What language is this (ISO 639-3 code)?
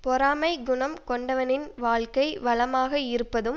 tam